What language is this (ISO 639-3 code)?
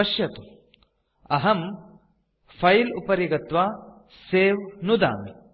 san